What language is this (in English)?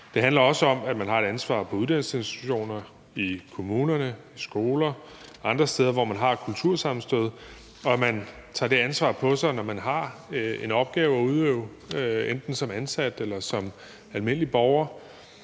Danish